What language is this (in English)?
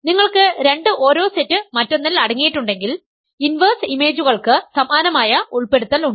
Malayalam